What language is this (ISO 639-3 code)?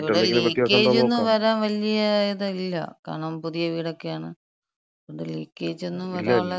mal